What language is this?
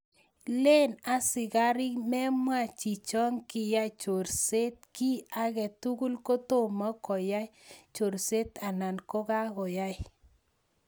Kalenjin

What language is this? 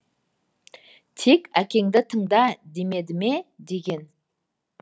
Kazakh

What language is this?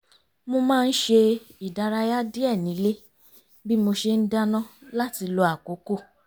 Yoruba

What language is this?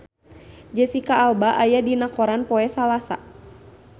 Sundanese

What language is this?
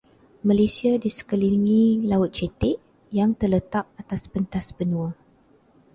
Malay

